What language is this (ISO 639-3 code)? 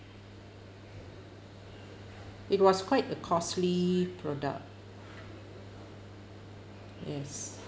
eng